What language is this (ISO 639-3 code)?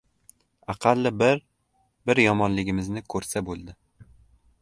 uzb